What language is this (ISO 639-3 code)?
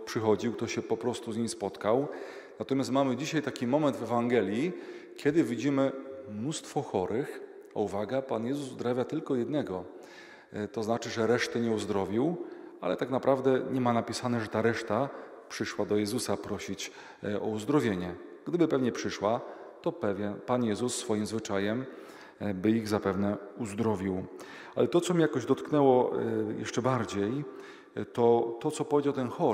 pol